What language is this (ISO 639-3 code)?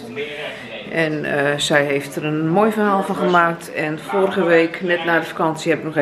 nld